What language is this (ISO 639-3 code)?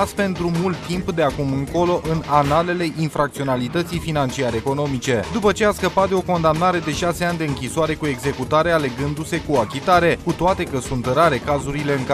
ron